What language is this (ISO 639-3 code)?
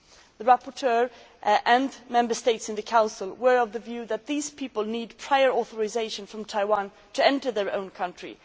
eng